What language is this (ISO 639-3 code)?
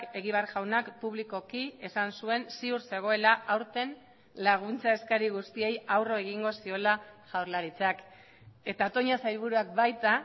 eus